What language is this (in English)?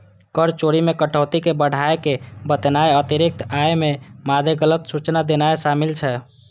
Maithili